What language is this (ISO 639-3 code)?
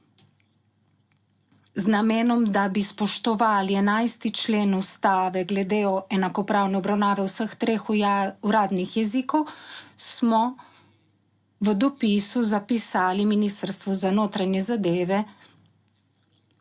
slv